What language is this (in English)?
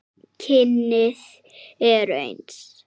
Icelandic